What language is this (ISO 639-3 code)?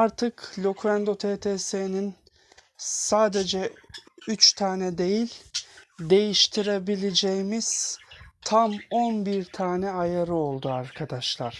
tur